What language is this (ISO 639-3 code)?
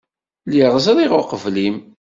kab